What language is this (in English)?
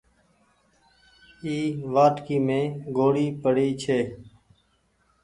Goaria